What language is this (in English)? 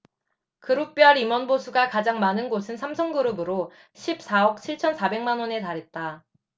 Korean